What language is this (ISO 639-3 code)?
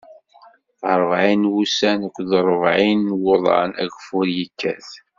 kab